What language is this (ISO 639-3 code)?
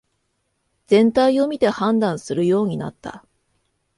jpn